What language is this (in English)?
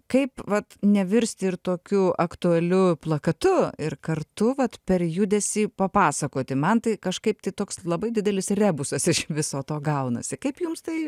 Lithuanian